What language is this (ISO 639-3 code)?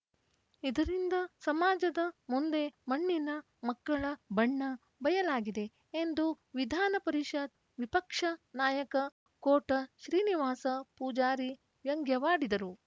kan